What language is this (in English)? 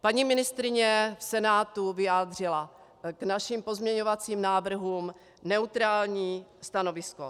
Czech